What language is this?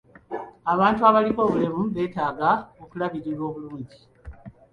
Ganda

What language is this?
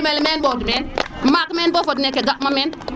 Serer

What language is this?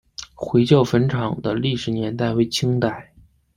Chinese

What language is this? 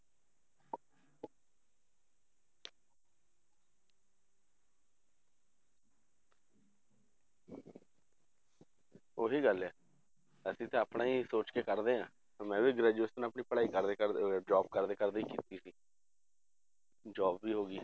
Punjabi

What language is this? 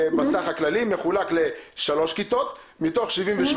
Hebrew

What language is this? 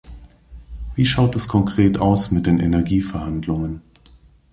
German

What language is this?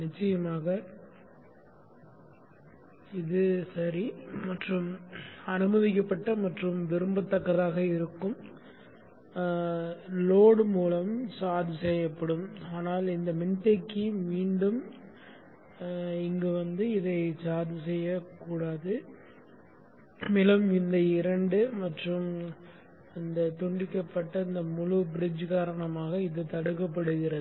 Tamil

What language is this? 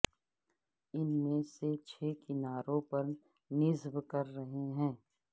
Urdu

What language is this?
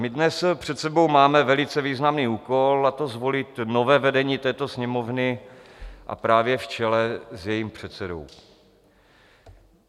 Czech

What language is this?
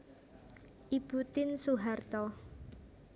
Javanese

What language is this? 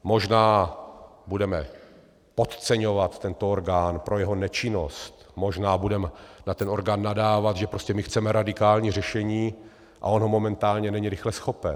Czech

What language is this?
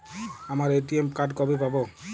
Bangla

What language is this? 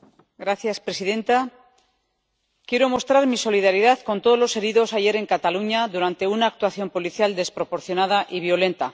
Spanish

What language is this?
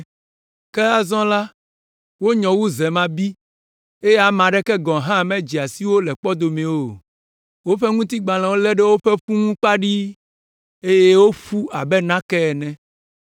Ewe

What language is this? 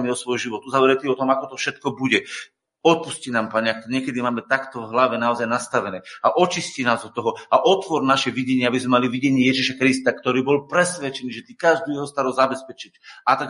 Slovak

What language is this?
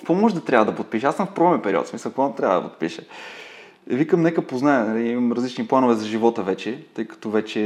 Bulgarian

